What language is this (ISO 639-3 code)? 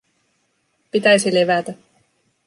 fin